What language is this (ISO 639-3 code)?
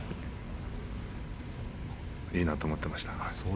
jpn